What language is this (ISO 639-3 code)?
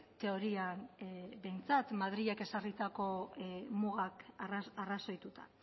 eus